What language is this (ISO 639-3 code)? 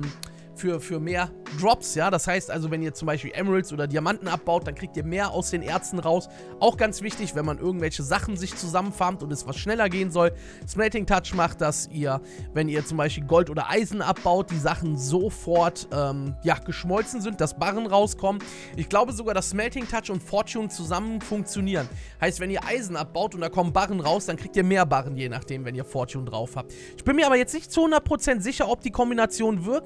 deu